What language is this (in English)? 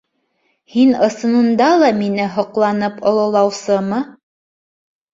Bashkir